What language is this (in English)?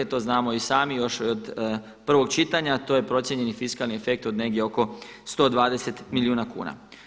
Croatian